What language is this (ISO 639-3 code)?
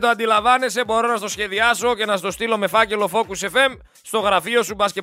ell